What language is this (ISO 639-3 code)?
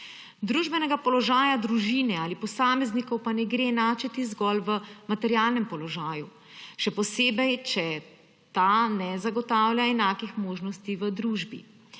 slv